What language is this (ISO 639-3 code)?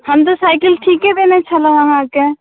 mai